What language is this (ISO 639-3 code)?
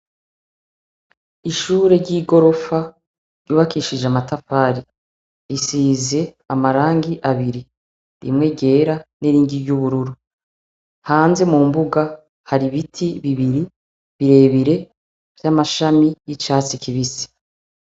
run